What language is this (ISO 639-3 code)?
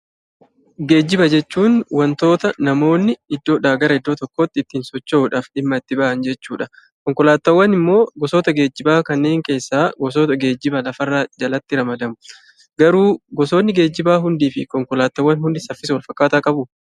orm